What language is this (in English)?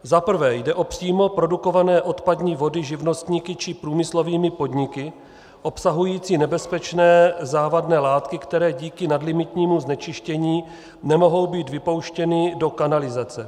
Czech